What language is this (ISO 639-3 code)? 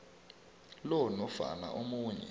nbl